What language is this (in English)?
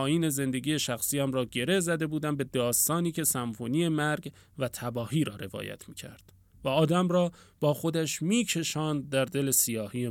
Persian